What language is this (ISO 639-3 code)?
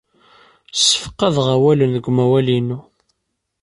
kab